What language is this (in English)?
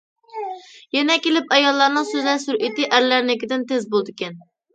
Uyghur